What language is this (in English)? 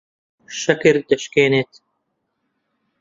Central Kurdish